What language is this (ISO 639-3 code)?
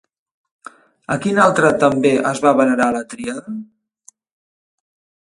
cat